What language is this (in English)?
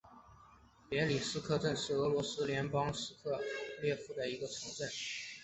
Chinese